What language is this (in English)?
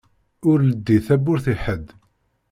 Kabyle